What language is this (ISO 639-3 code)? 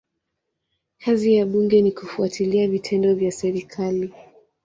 swa